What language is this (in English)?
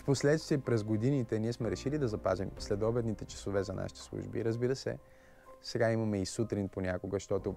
Bulgarian